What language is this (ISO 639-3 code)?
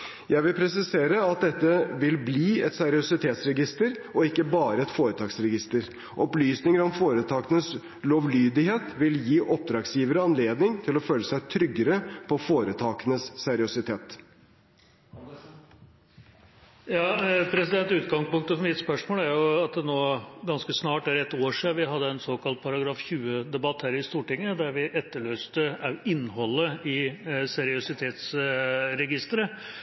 nob